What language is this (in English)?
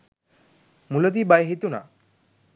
Sinhala